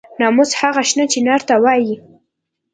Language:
Pashto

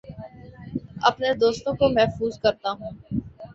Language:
Urdu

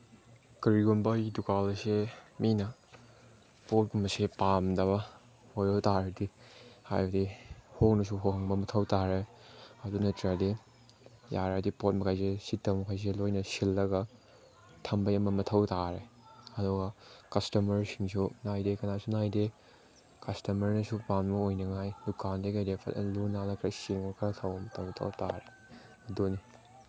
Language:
Manipuri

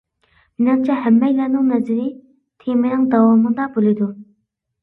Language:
Uyghur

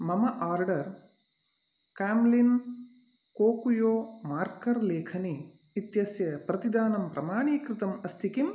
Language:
Sanskrit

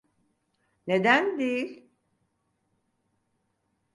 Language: Turkish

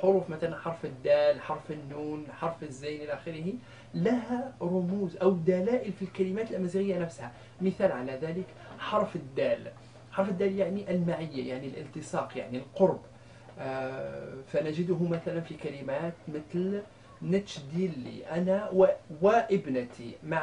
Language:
Arabic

